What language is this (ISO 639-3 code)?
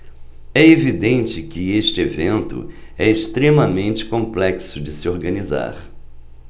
por